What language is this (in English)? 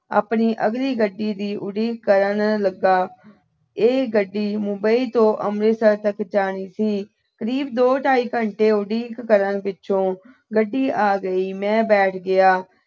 Punjabi